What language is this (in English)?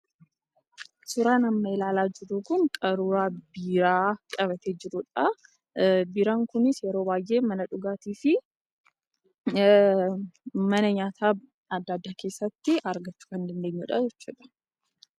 Oromo